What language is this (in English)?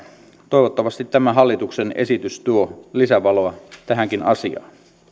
Finnish